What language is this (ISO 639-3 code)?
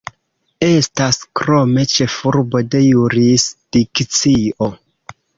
epo